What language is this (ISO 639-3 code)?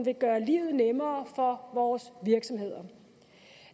dan